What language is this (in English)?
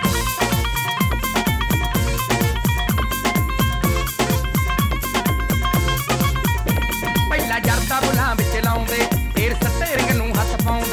Hindi